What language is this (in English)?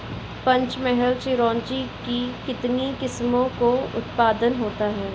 Hindi